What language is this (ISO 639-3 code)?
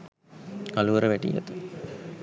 sin